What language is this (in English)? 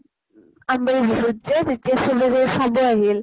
Assamese